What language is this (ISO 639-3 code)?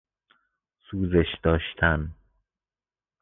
fas